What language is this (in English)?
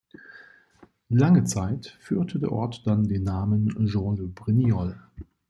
German